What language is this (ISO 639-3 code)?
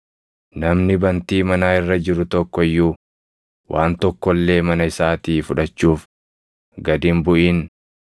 orm